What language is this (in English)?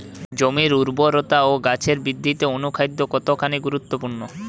Bangla